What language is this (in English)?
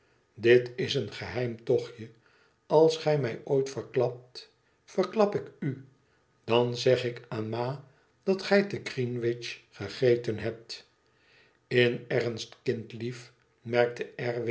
Dutch